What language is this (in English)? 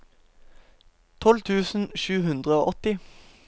Norwegian